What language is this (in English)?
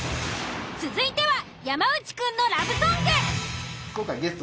Japanese